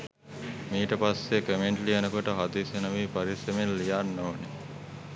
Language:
Sinhala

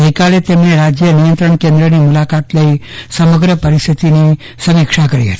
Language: Gujarati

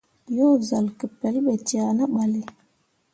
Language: Mundang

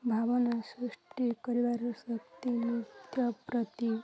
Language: Odia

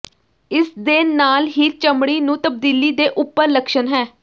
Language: Punjabi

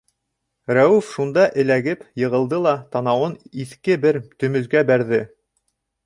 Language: Bashkir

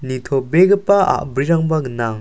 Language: Garo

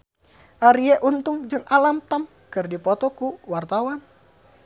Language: Sundanese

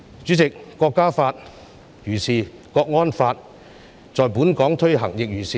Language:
Cantonese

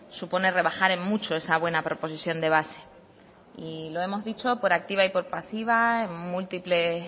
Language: Spanish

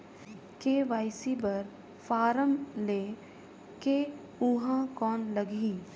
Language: Chhattisgarhi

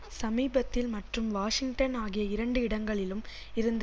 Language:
Tamil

